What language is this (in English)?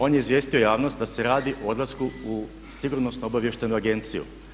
Croatian